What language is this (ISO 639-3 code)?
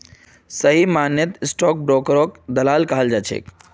mag